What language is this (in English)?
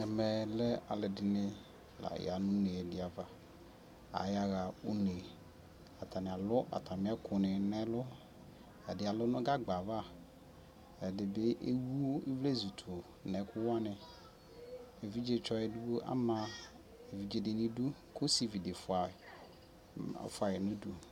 Ikposo